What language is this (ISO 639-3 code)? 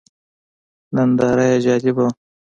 pus